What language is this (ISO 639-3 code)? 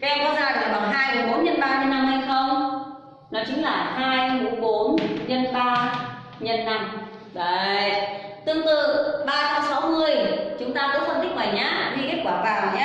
vie